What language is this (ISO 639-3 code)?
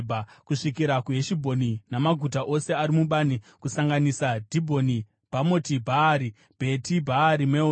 sna